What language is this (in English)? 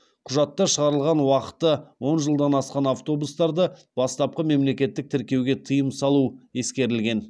Kazakh